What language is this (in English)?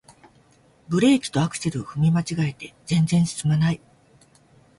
Japanese